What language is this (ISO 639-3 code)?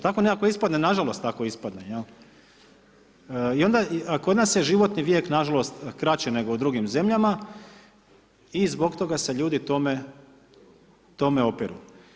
hrv